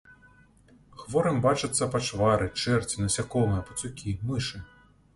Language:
Belarusian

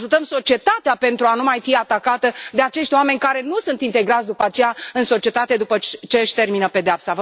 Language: Romanian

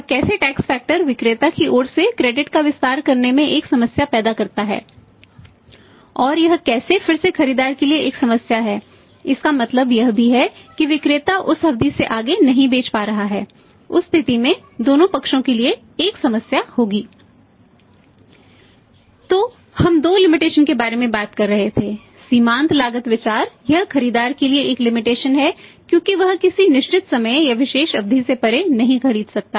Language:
Hindi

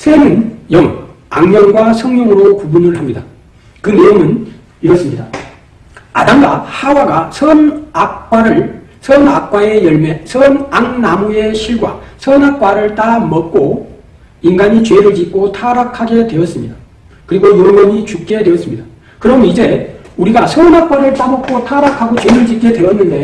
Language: Korean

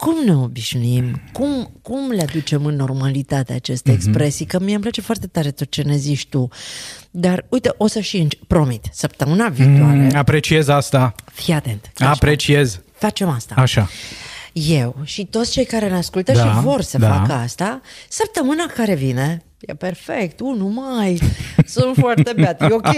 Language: Romanian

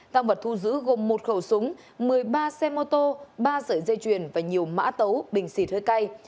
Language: Vietnamese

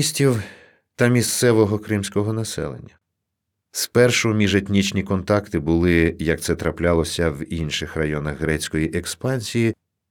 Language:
Ukrainian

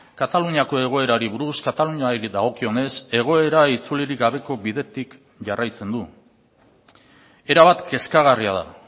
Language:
Basque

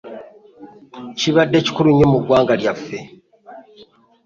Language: Ganda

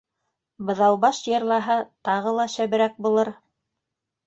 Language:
Bashkir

